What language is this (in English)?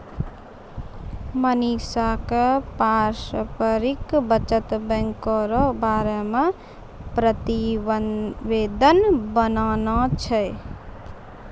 Maithili